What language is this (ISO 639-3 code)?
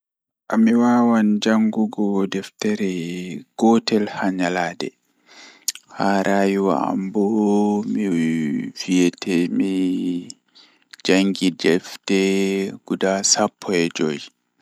ful